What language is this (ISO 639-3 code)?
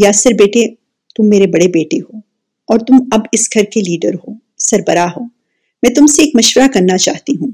urd